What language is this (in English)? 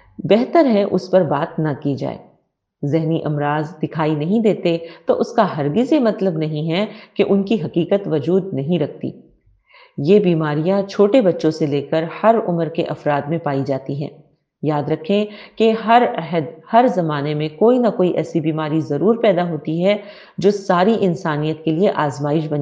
Urdu